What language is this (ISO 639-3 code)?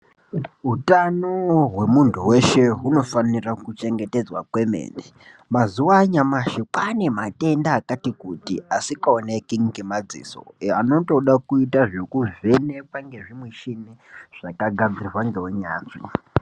ndc